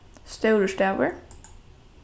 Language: Faroese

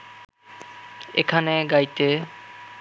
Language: Bangla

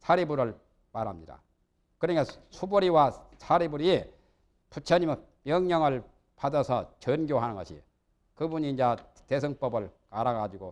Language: Korean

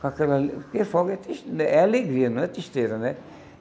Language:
Portuguese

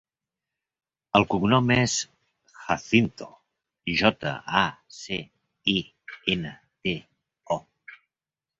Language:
Catalan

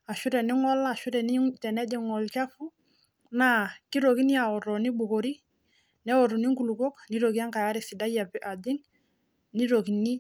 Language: Masai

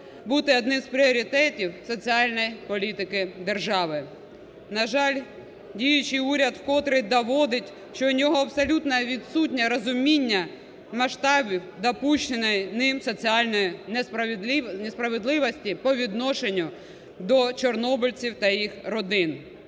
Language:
Ukrainian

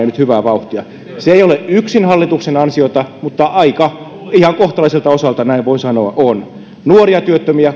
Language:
Finnish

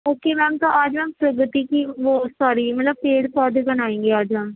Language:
Urdu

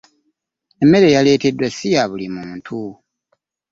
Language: Ganda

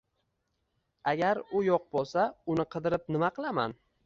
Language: Uzbek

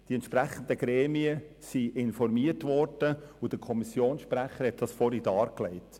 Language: Swiss German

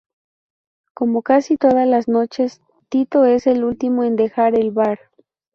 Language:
Spanish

